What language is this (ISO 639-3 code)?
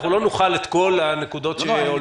heb